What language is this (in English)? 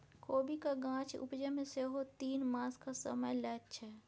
Maithili